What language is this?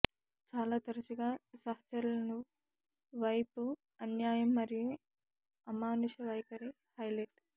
Telugu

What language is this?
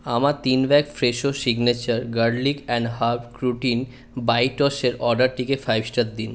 Bangla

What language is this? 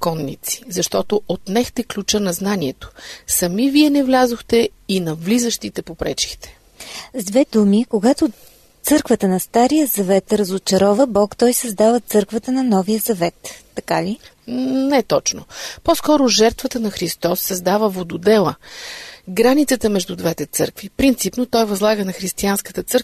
Bulgarian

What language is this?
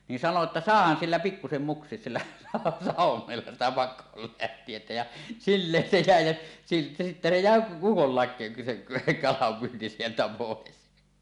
Finnish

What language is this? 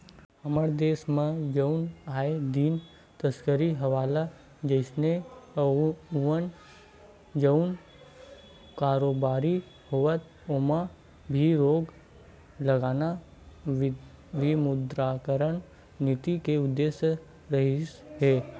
Chhattisgarhi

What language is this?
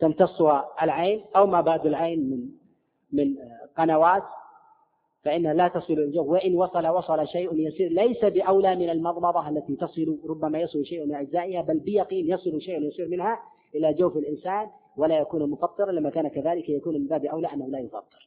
Arabic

